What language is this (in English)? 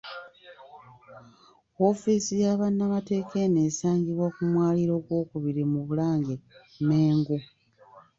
Ganda